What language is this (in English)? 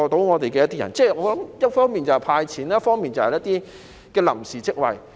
Cantonese